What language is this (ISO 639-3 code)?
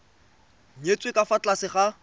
tsn